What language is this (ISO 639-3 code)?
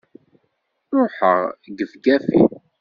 kab